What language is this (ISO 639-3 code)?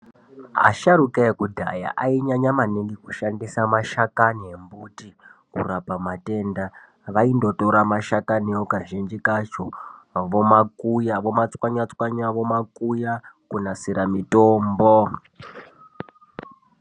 ndc